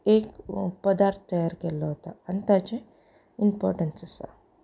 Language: Konkani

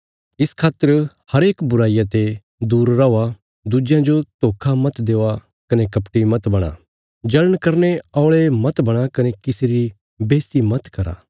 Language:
Bilaspuri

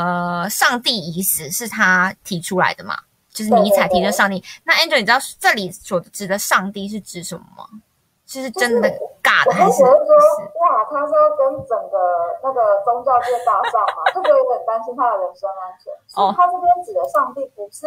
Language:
Chinese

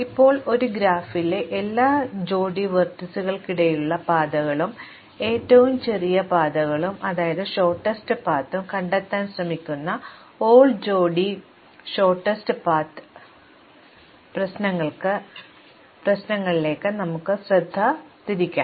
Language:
Malayalam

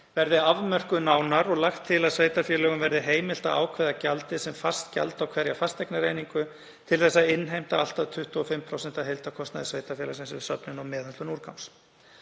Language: Icelandic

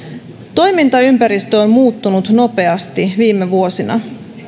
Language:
Finnish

